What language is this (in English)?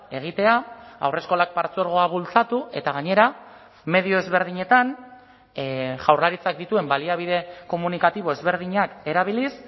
Basque